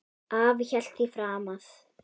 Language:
Icelandic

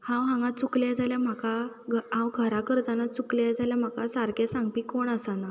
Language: Konkani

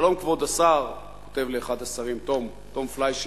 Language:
Hebrew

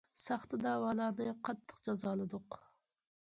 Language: Uyghur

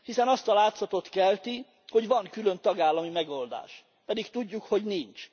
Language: Hungarian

